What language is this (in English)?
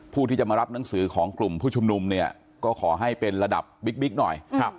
Thai